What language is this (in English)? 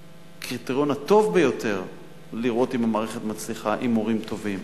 Hebrew